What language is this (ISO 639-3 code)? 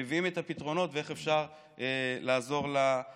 heb